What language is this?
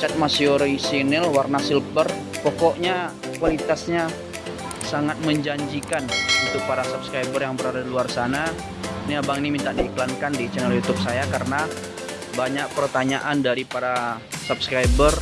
Indonesian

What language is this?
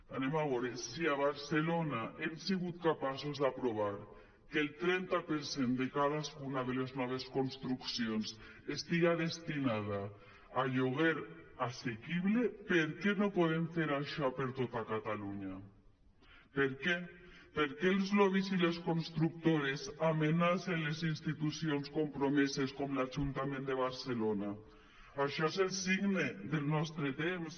Catalan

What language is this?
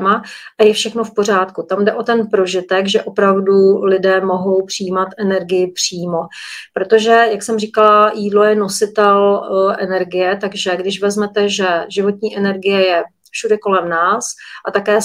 Czech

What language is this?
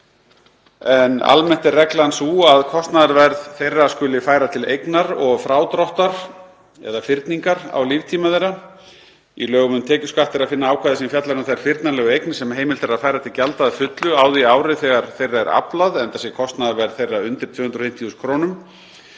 Icelandic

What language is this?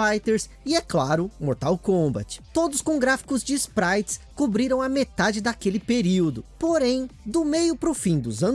Portuguese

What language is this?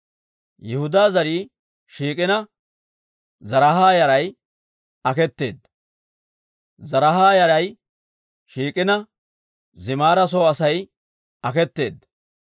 Dawro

